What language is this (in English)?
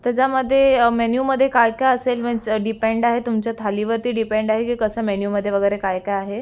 Marathi